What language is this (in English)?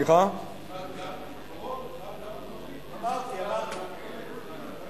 Hebrew